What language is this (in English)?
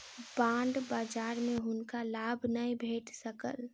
Maithili